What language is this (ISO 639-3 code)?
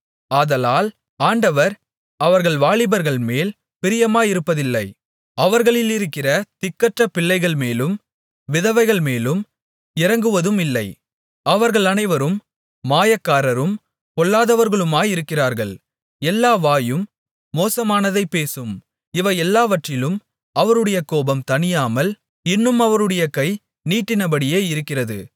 tam